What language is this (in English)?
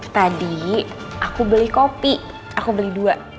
Indonesian